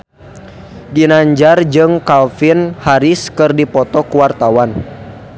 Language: Sundanese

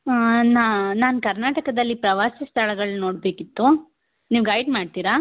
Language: Kannada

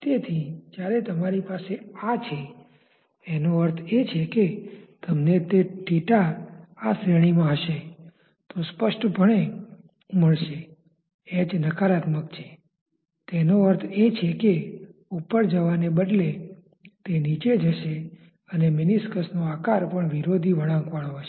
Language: Gujarati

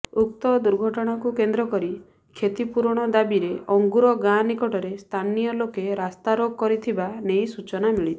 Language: Odia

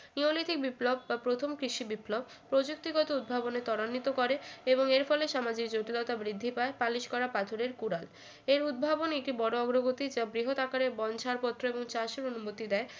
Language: Bangla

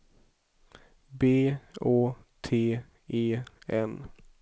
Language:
Swedish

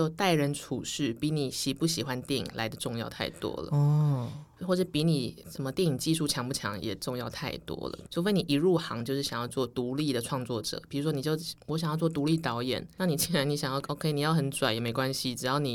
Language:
Chinese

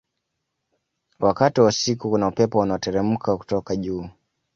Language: Swahili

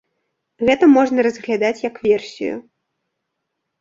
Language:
Belarusian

